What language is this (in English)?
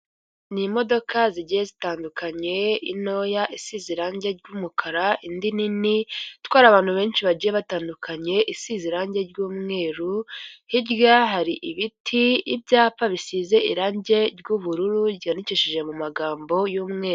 Kinyarwanda